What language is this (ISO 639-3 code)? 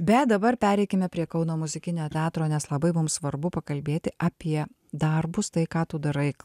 lit